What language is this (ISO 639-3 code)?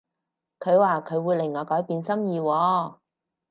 yue